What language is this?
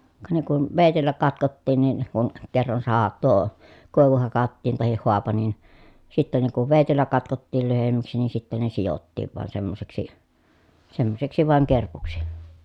Finnish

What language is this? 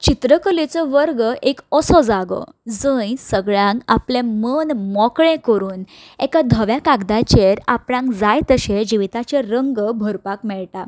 Konkani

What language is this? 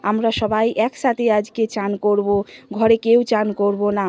Bangla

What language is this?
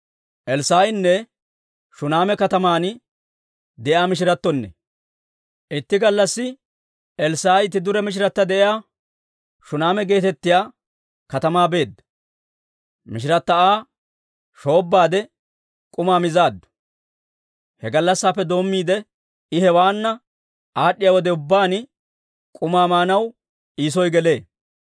Dawro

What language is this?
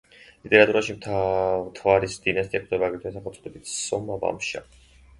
Georgian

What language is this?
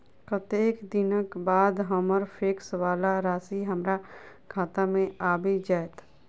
Maithili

